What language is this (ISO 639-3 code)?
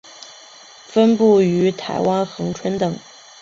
zho